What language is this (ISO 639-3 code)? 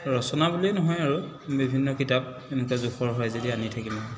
asm